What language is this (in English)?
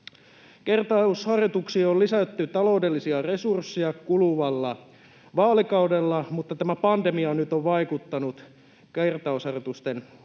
Finnish